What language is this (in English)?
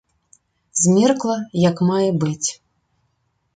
Belarusian